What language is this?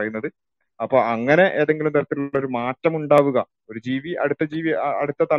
Malayalam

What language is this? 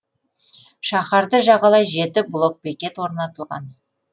Kazakh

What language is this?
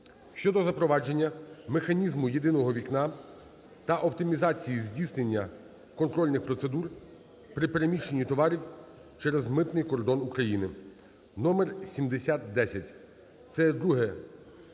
Ukrainian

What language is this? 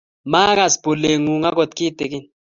Kalenjin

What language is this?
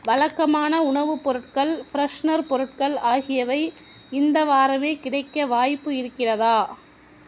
Tamil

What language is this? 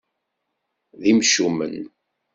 Kabyle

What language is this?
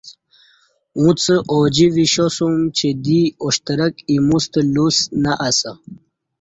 Kati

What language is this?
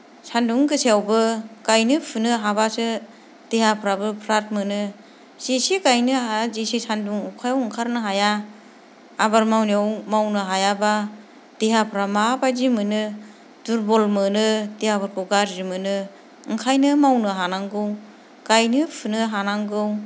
Bodo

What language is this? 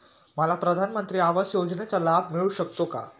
Marathi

